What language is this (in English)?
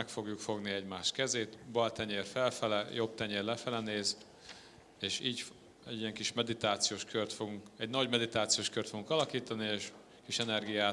Hungarian